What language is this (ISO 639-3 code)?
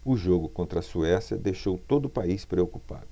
por